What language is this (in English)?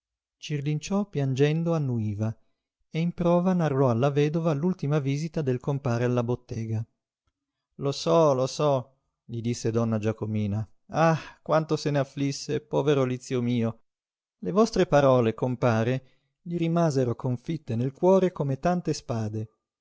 Italian